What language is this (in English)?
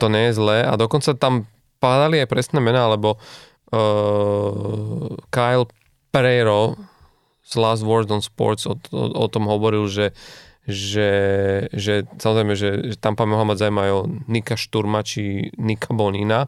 Slovak